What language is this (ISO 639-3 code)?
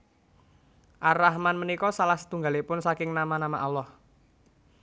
jav